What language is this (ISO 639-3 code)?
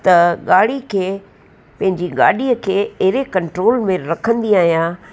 snd